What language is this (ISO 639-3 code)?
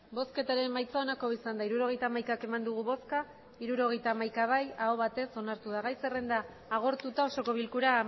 eus